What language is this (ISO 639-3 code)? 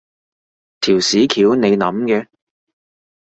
yue